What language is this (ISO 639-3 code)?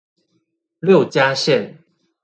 zho